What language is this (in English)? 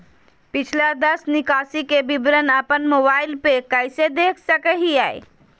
Magahi